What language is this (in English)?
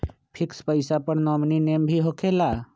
Magahi